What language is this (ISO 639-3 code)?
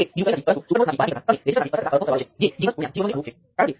guj